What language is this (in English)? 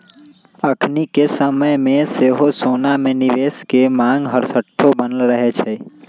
Magahi